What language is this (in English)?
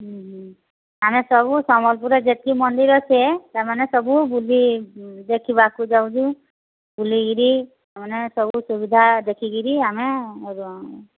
Odia